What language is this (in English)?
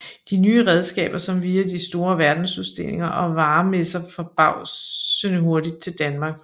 Danish